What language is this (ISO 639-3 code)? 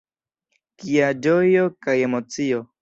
epo